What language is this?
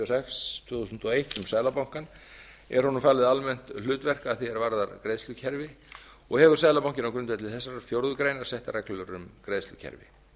Icelandic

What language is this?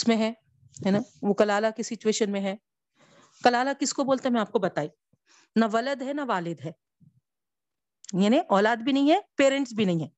Urdu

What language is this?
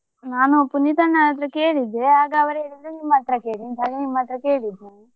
Kannada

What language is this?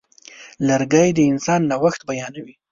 Pashto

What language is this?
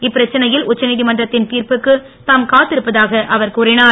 Tamil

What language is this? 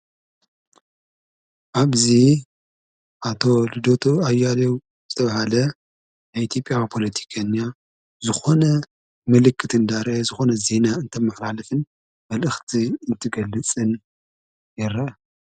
Tigrinya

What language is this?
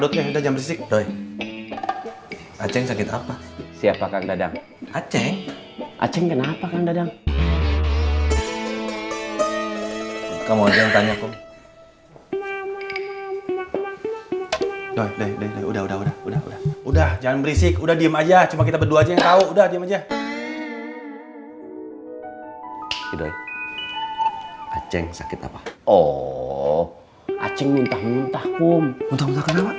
Indonesian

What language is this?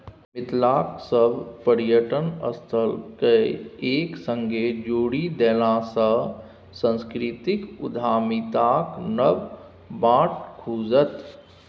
Maithili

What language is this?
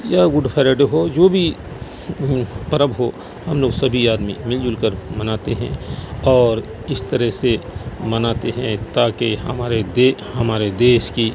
Urdu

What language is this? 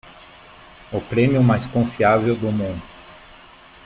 Portuguese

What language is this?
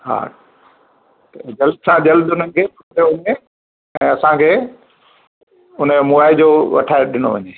Sindhi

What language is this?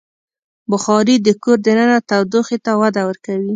Pashto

